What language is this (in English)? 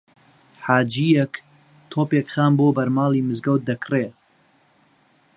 Central Kurdish